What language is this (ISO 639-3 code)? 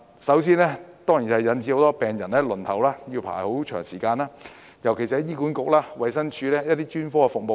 yue